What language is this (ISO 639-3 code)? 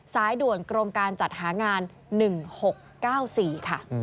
tha